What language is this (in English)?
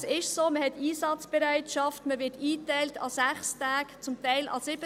Swiss German